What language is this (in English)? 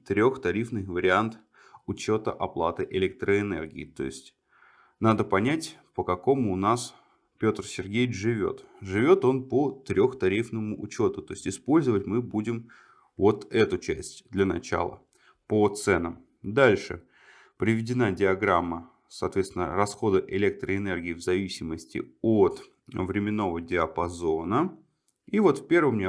Russian